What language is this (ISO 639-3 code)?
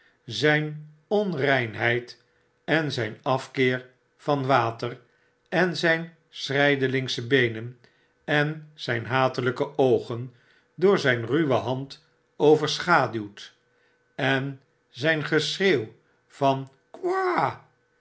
nld